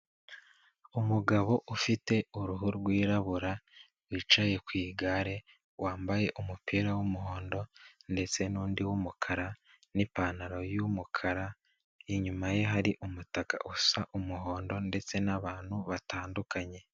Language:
Kinyarwanda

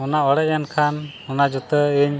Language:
Santali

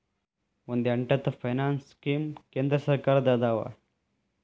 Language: Kannada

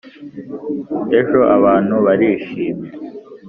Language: Kinyarwanda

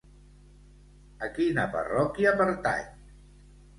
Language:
Catalan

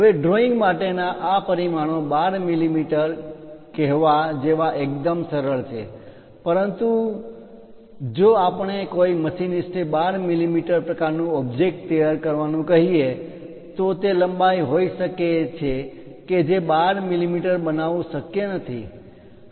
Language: Gujarati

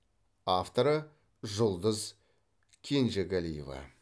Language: Kazakh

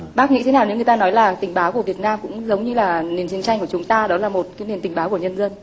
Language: Vietnamese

